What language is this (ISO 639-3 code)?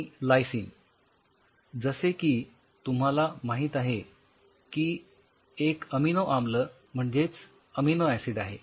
mar